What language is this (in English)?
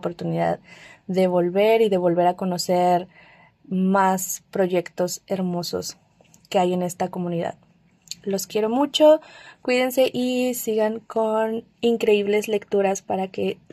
Spanish